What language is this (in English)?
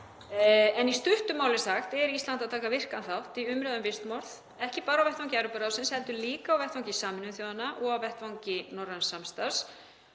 Icelandic